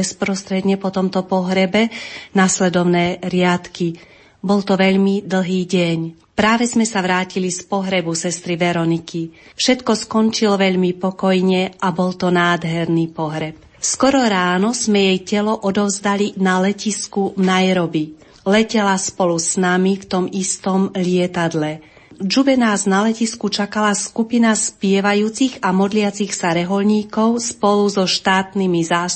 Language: Slovak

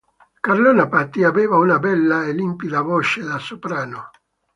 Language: Italian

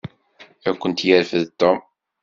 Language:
Kabyle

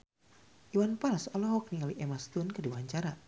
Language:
Sundanese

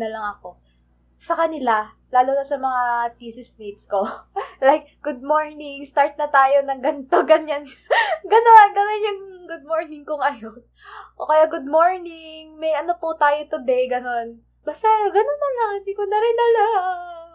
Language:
Filipino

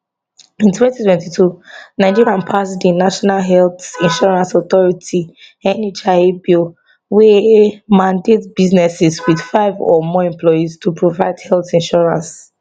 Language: Nigerian Pidgin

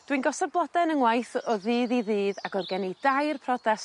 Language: Welsh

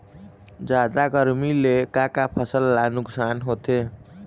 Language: Chhattisgarhi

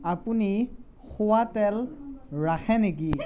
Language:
Assamese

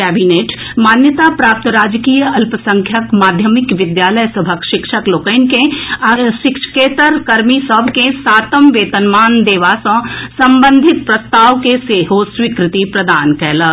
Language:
Maithili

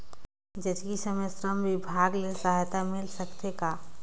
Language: Chhattisgarhi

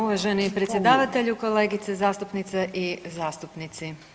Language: Croatian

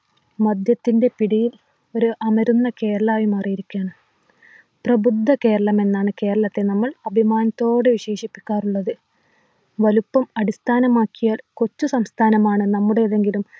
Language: Malayalam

